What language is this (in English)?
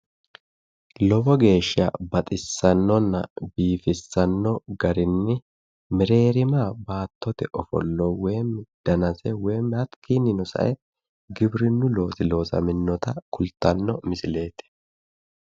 Sidamo